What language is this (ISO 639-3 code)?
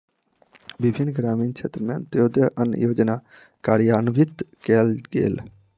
mai